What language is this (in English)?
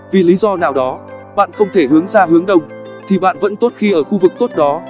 Vietnamese